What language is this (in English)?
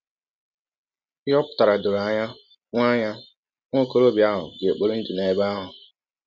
Igbo